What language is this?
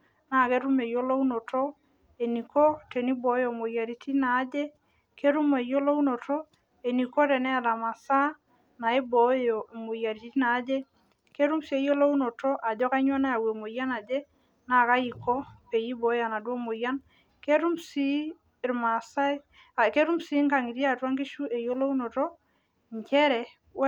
Masai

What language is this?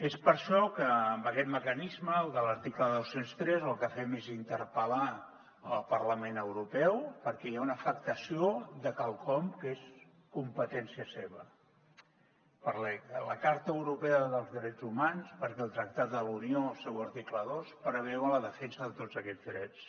Catalan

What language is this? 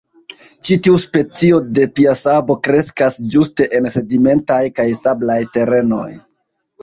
Esperanto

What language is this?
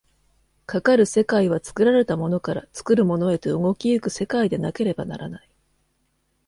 Japanese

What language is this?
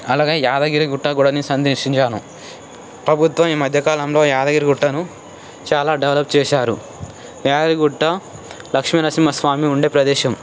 Telugu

